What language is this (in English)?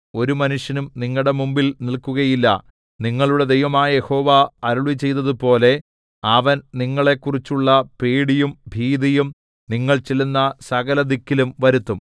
Malayalam